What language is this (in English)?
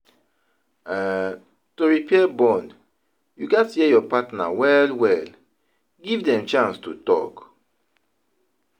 Nigerian Pidgin